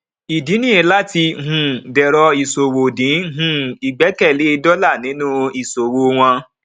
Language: Yoruba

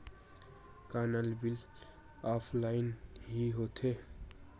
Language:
Chhattisgarhi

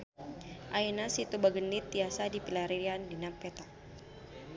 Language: Sundanese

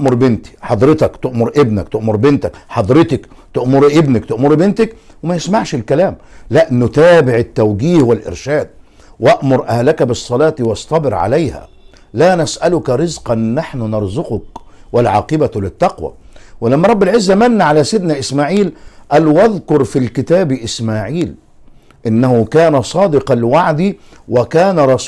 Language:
Arabic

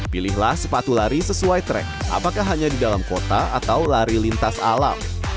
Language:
Indonesian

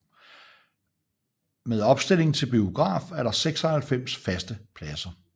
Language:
Danish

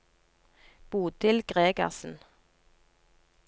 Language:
Norwegian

